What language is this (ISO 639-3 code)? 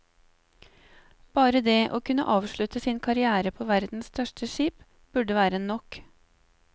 nor